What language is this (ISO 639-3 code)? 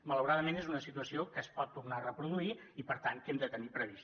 cat